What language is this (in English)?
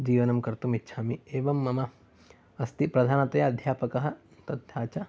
Sanskrit